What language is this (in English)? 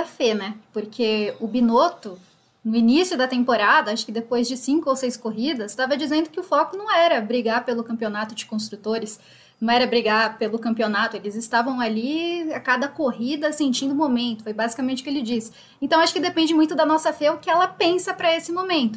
Portuguese